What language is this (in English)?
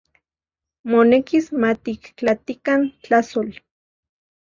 Central Puebla Nahuatl